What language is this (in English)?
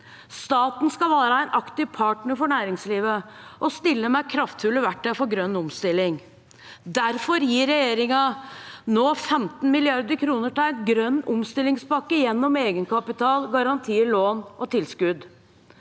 Norwegian